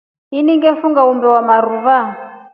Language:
Rombo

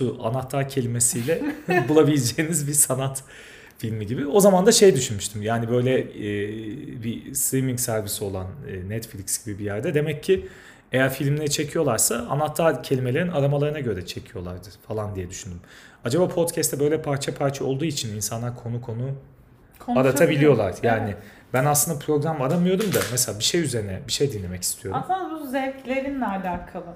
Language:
Turkish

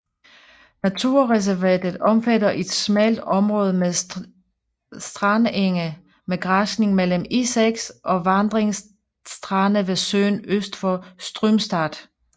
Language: Danish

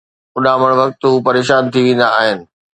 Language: Sindhi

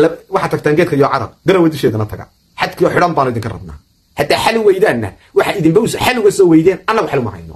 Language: Arabic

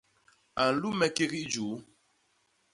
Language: Basaa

